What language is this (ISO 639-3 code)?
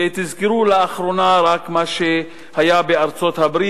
heb